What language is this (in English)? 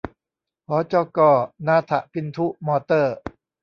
Thai